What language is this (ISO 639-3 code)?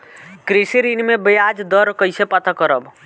bho